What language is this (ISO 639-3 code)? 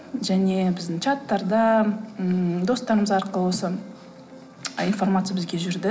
kaz